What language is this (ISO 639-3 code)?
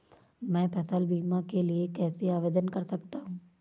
hin